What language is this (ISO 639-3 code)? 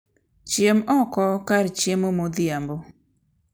luo